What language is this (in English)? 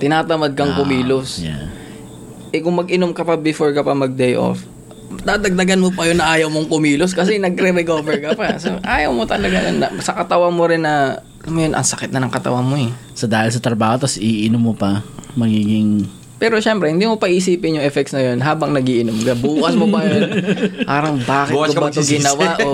Filipino